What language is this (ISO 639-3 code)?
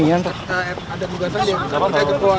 ind